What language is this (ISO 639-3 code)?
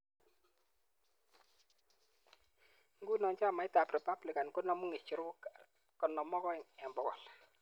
kln